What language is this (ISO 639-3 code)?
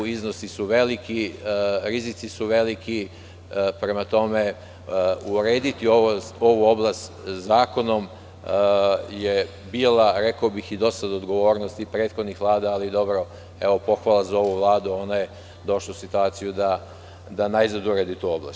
srp